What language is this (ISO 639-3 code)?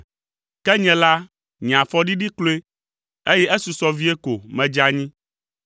ewe